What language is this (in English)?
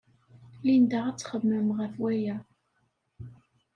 Kabyle